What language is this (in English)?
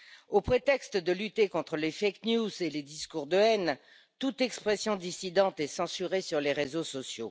French